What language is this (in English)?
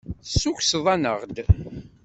Kabyle